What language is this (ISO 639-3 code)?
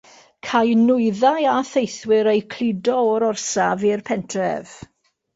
cym